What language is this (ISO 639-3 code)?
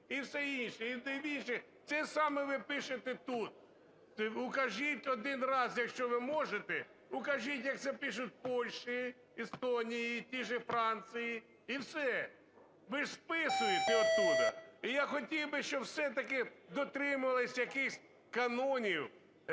ukr